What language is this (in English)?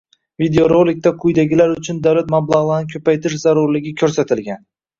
Uzbek